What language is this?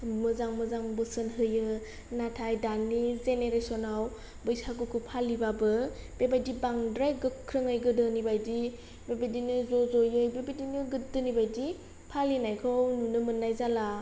Bodo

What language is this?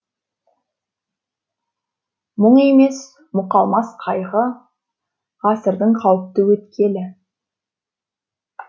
Kazakh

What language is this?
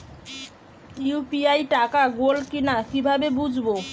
Bangla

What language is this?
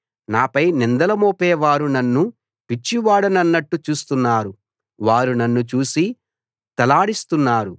Telugu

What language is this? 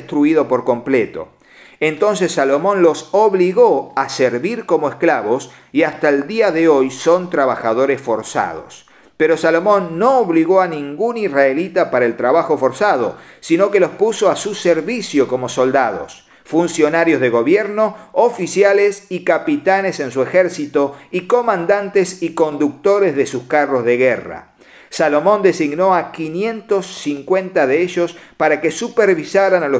Spanish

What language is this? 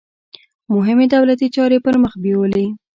Pashto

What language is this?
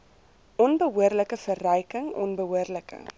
Afrikaans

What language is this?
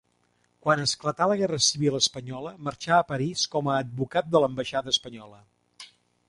Catalan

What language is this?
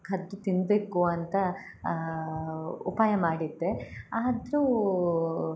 Kannada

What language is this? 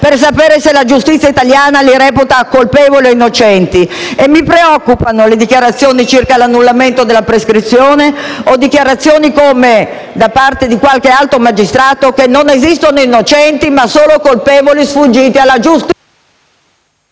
Italian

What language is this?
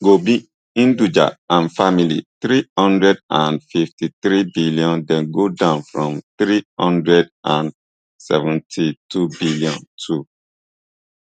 Nigerian Pidgin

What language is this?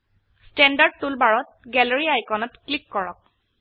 Assamese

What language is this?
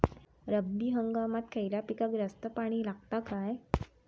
Marathi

